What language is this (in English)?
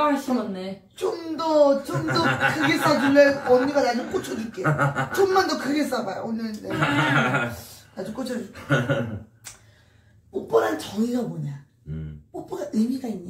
Korean